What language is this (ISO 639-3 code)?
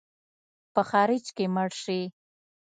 pus